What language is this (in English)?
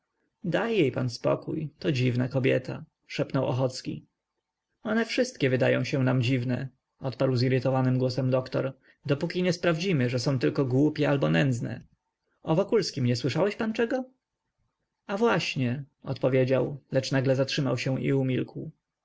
Polish